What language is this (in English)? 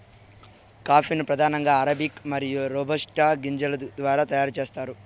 Telugu